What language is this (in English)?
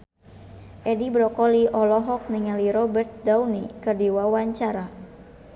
Sundanese